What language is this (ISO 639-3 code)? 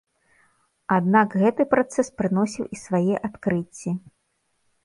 bel